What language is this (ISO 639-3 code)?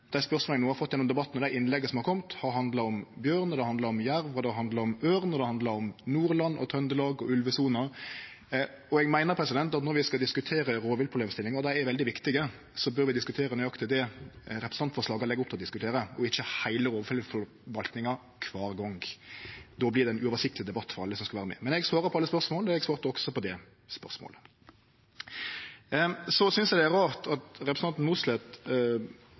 nno